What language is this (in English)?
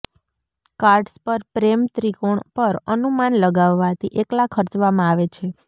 Gujarati